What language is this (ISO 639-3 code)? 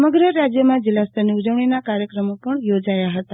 guj